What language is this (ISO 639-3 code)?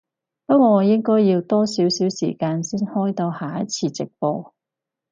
yue